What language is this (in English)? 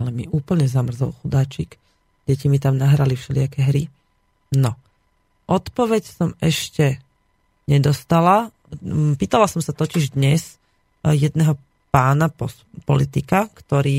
Slovak